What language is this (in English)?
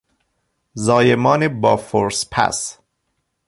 Persian